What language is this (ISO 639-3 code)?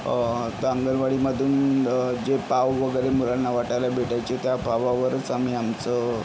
mar